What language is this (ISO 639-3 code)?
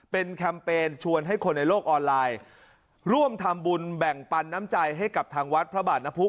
tha